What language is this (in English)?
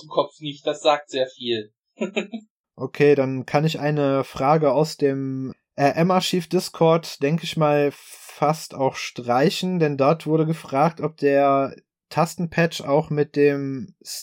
German